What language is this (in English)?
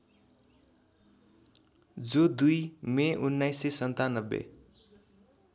Nepali